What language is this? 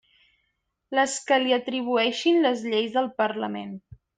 Catalan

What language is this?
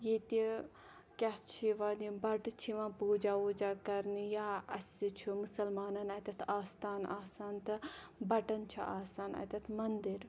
Kashmiri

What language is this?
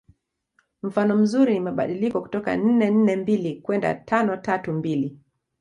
Swahili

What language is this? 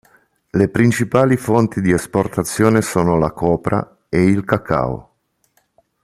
Italian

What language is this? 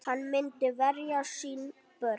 Icelandic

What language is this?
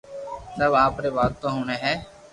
Loarki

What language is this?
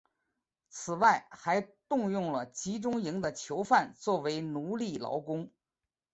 Chinese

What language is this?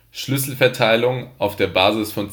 German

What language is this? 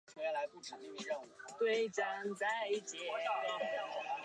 Chinese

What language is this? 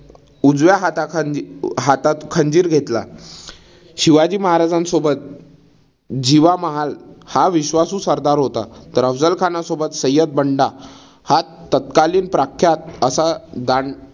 Marathi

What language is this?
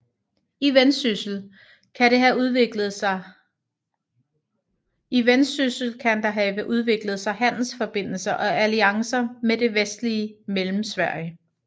Danish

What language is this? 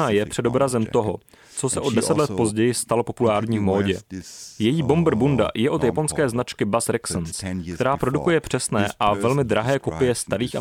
Czech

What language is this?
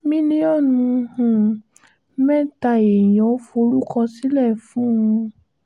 Yoruba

